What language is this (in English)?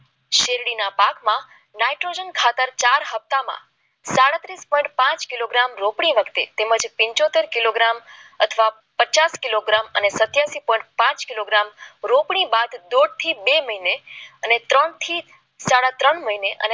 Gujarati